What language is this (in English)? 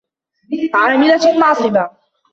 Arabic